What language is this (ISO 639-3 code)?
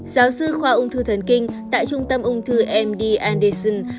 vie